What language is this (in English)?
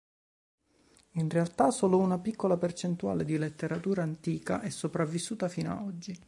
Italian